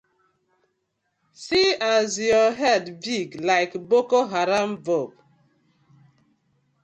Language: Nigerian Pidgin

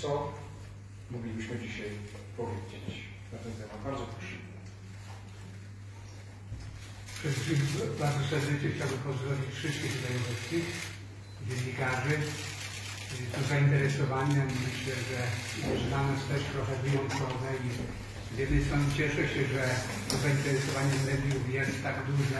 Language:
Polish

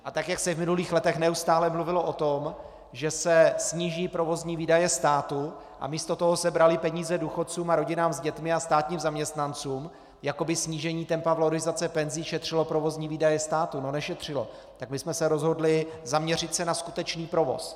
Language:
Czech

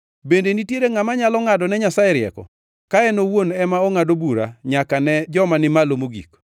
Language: Luo (Kenya and Tanzania)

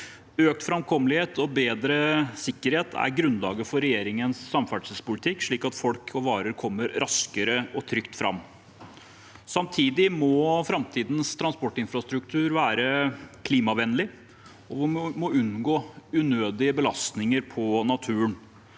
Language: Norwegian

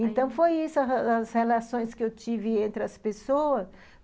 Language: Portuguese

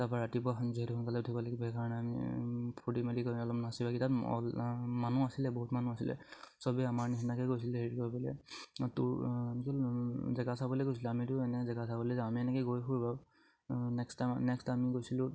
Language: Assamese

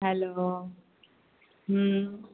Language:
Gujarati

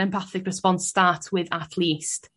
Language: Welsh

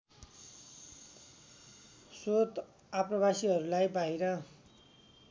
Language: Nepali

